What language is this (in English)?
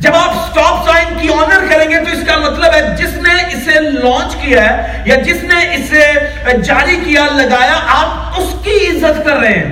Urdu